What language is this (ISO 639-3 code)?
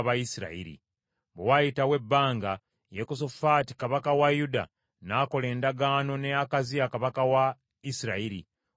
lug